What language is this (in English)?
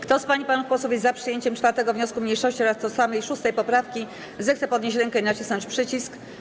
Polish